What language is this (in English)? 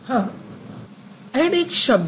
Hindi